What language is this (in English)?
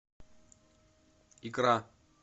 Russian